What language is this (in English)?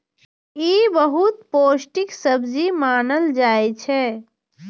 Maithili